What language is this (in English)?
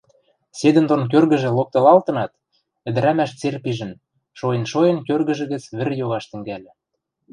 Western Mari